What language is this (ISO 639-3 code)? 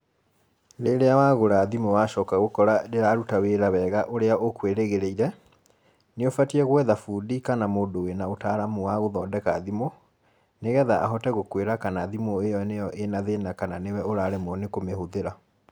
kik